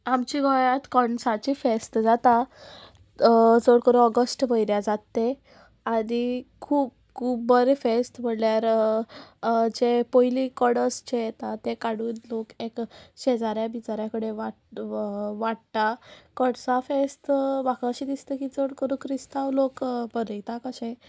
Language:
Konkani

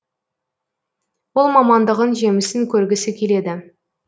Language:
Kazakh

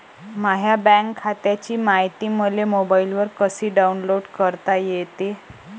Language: Marathi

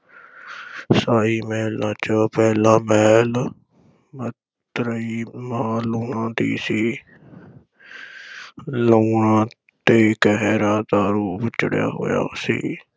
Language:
Punjabi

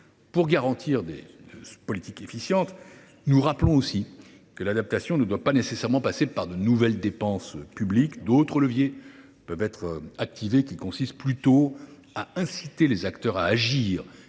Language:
French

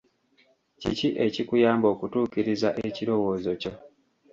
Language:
Ganda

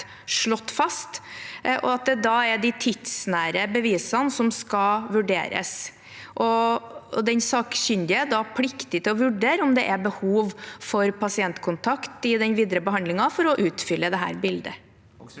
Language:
Norwegian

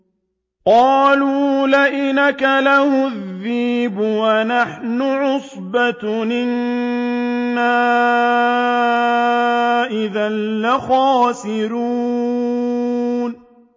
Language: Arabic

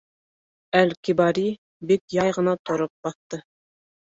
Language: Bashkir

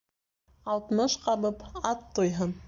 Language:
Bashkir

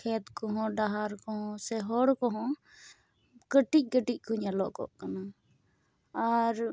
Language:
Santali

